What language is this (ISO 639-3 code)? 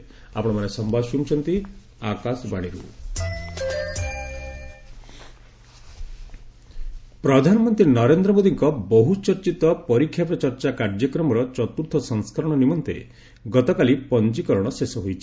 ori